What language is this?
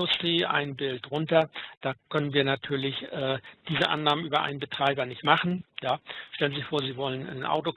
German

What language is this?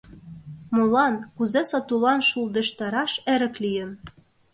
Mari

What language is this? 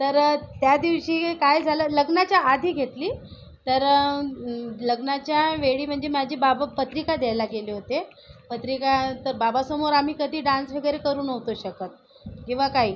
Marathi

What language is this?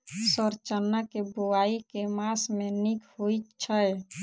Maithili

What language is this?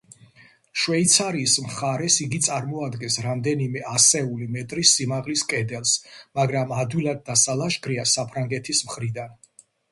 Georgian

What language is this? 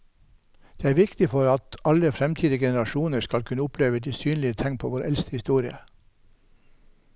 Norwegian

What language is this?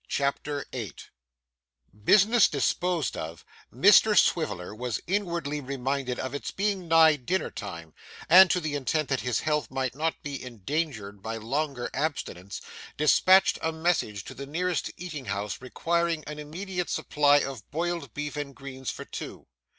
English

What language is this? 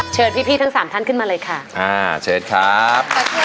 Thai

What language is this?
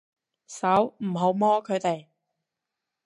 Cantonese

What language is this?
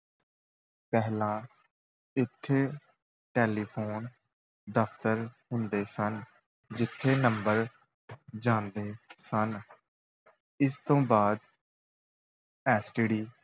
Punjabi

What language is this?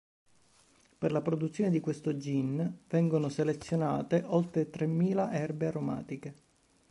Italian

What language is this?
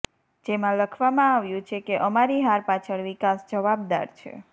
Gujarati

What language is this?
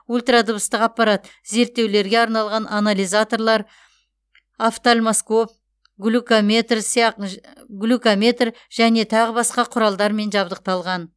Kazakh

